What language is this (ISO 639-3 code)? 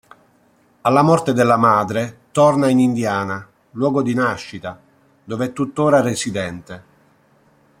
ita